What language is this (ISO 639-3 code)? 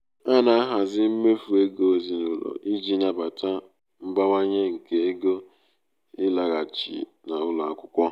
ibo